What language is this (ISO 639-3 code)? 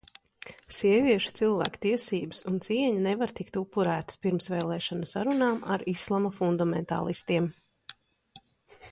lav